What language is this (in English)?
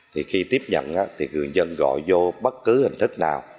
Vietnamese